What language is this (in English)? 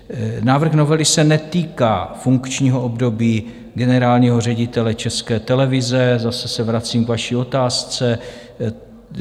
Czech